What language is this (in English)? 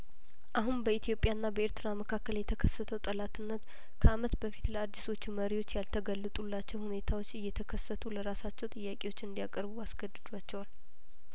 Amharic